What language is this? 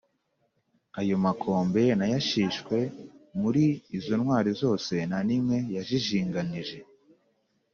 Kinyarwanda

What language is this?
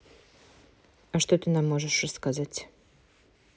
Russian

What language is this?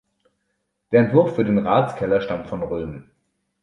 German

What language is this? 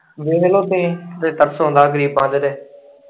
Punjabi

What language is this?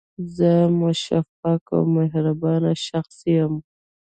Pashto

